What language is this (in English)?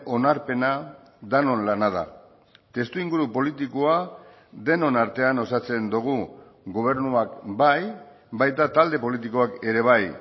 Basque